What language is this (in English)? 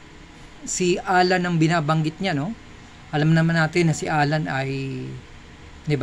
Filipino